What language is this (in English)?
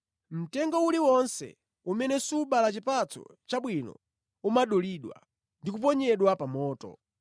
Nyanja